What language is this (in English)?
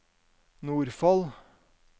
Norwegian